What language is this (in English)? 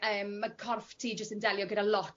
Welsh